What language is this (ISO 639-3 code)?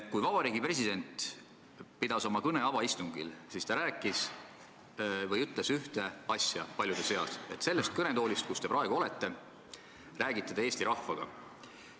est